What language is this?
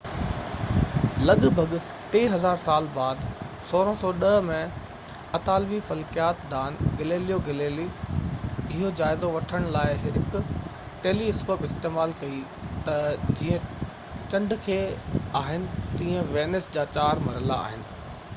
Sindhi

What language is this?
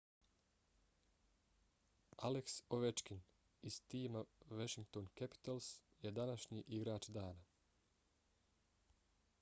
Bosnian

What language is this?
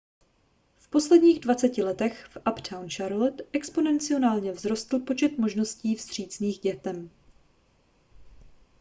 Czech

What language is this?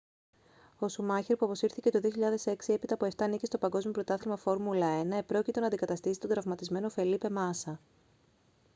Greek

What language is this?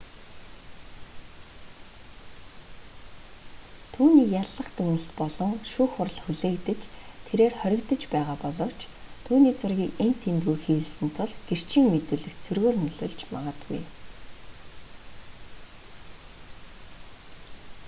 Mongolian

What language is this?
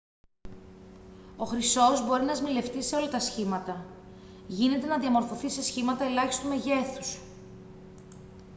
Greek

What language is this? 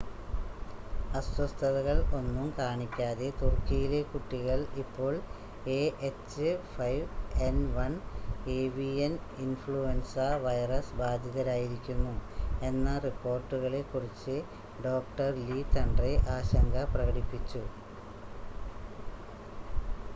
Malayalam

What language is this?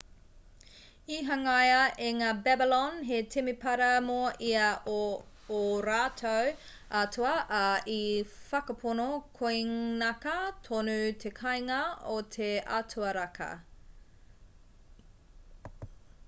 Māori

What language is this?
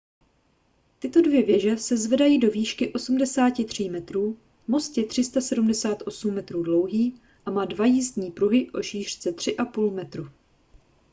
Czech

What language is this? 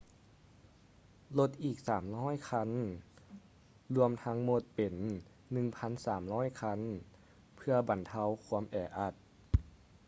Lao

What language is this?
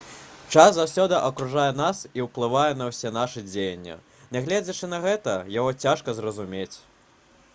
Belarusian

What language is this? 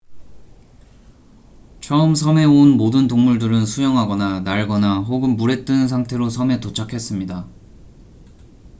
Korean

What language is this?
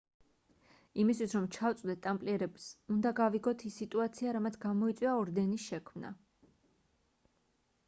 Georgian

